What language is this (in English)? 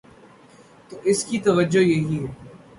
Urdu